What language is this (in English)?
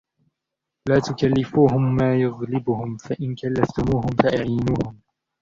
Arabic